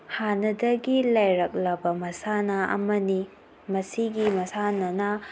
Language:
Manipuri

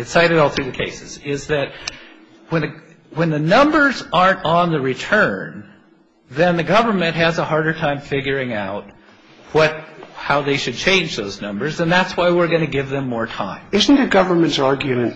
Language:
English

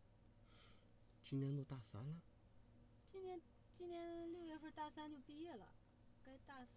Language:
Chinese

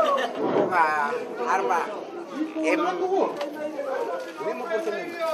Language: Indonesian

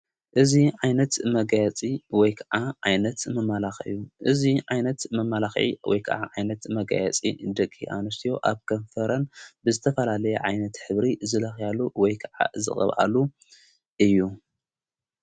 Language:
Tigrinya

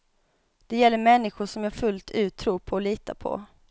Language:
Swedish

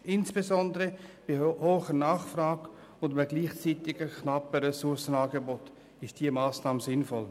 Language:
Swiss German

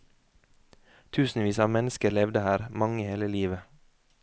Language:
Norwegian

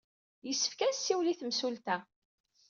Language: Kabyle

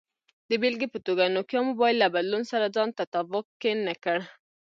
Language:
Pashto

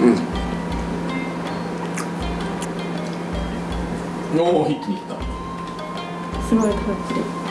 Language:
Japanese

